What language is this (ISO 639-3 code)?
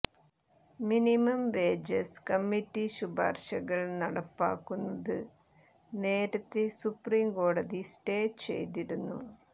mal